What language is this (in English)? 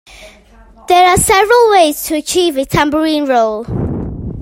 English